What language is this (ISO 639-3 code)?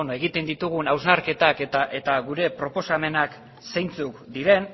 eus